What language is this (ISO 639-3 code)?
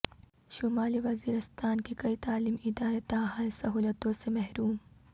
urd